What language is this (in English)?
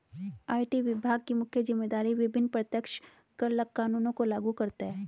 Hindi